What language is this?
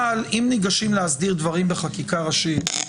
Hebrew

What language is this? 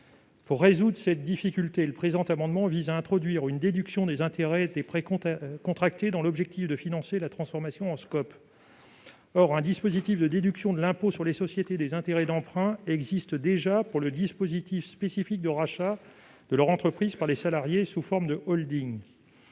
French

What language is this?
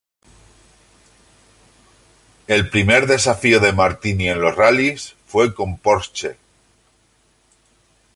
Spanish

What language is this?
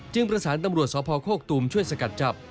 Thai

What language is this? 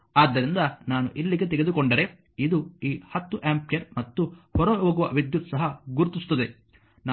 Kannada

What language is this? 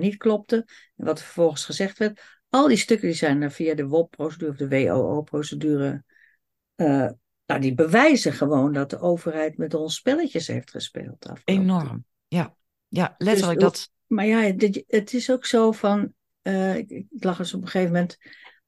Dutch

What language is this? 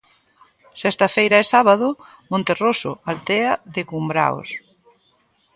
Galician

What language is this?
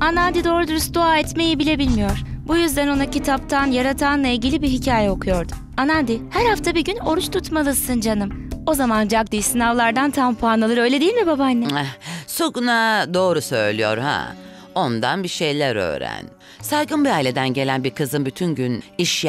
Turkish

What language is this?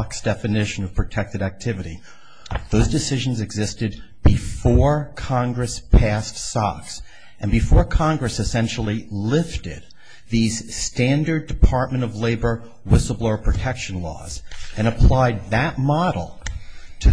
English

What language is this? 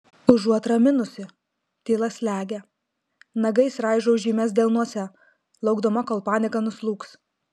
Lithuanian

